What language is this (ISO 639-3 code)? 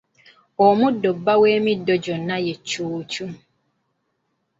lug